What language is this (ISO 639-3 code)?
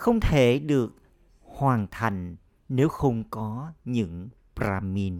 vie